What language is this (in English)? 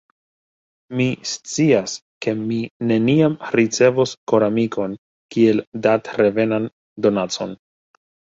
Esperanto